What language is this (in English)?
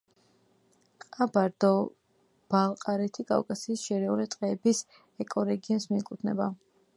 Georgian